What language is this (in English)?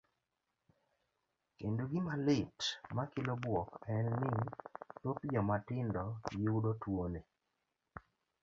Luo (Kenya and Tanzania)